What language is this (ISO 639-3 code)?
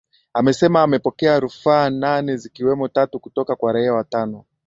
swa